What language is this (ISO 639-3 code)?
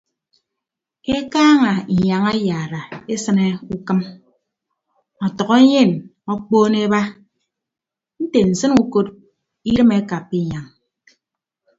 ibb